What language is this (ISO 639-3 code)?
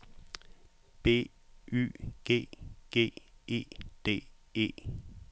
dan